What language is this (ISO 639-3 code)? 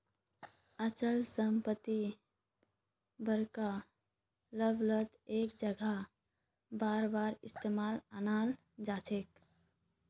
mag